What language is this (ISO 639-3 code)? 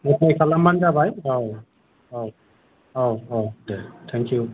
brx